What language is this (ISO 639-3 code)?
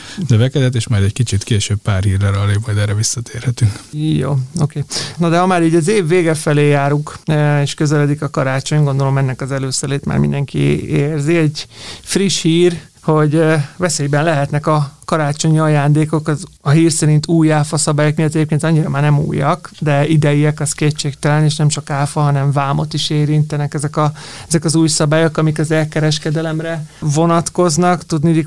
hun